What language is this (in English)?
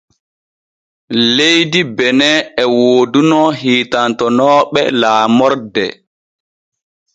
Borgu Fulfulde